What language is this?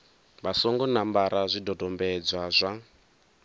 Venda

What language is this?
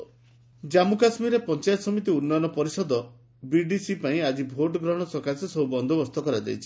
Odia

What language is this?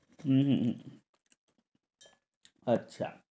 Bangla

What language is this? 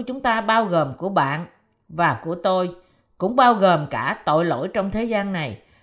Vietnamese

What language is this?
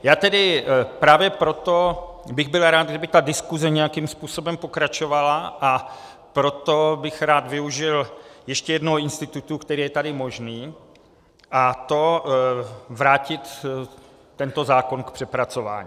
Czech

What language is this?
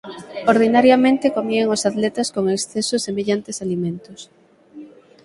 Galician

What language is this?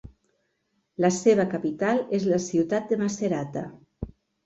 Catalan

